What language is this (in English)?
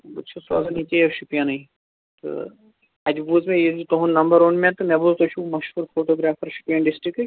Kashmiri